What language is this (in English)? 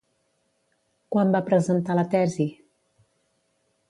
Catalan